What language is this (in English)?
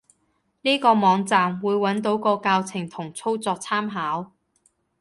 Cantonese